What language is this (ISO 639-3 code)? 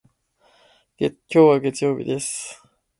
jpn